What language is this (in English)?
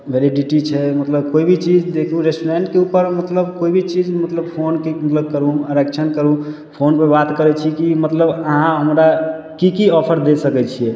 Maithili